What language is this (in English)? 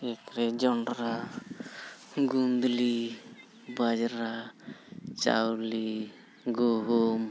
Santali